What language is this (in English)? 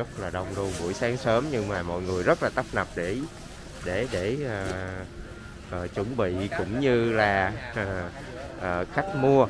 Vietnamese